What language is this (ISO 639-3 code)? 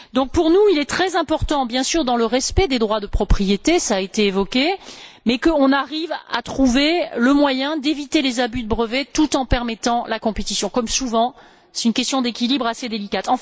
fra